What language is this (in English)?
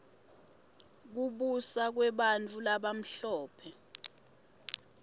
Swati